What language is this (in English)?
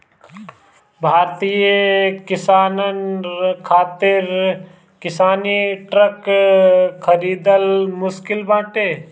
Bhojpuri